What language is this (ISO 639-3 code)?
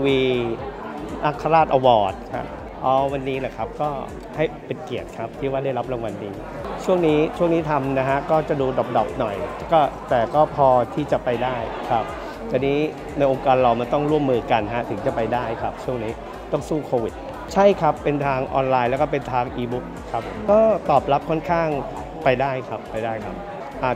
tha